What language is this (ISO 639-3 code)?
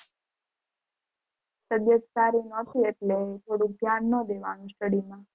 guj